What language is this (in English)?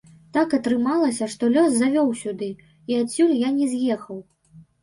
Belarusian